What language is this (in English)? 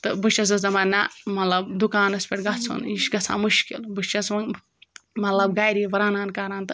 Kashmiri